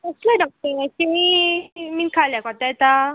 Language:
Konkani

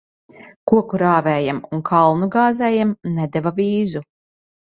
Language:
Latvian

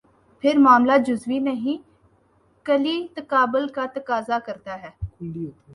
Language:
Urdu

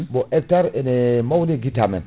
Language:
Fula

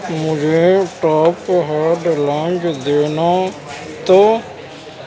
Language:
Urdu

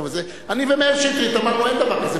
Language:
Hebrew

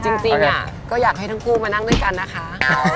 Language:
Thai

